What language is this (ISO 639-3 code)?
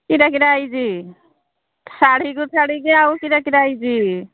ori